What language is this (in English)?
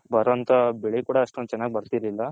Kannada